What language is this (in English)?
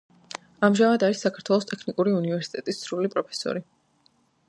Georgian